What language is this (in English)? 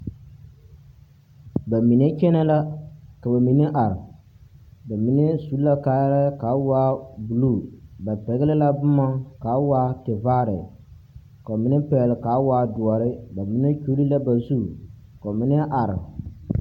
Southern Dagaare